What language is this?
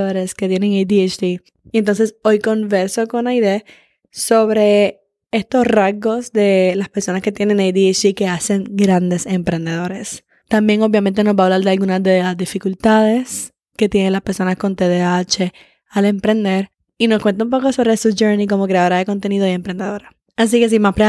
Spanish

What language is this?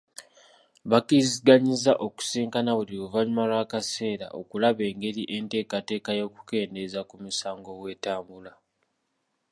Ganda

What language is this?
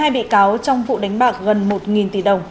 Vietnamese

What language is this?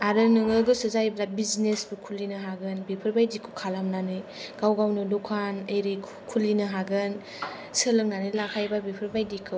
Bodo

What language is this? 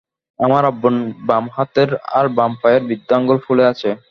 Bangla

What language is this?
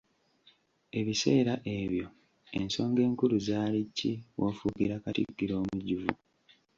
Ganda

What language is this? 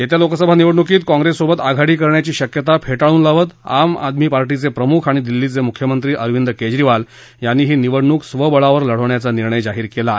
Marathi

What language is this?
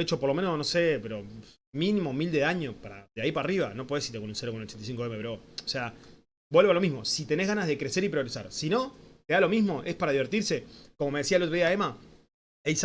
Spanish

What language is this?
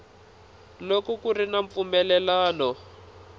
Tsonga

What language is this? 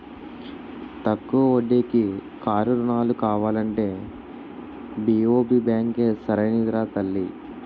Telugu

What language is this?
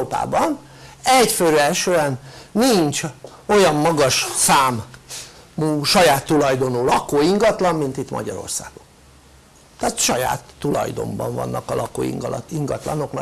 Hungarian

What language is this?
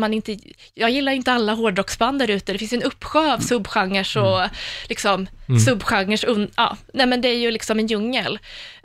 Swedish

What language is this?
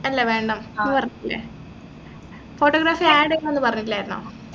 Malayalam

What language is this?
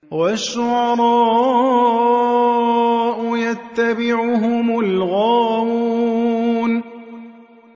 Arabic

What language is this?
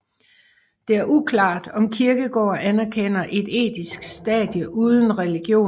Danish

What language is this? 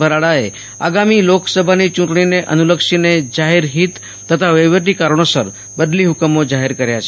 Gujarati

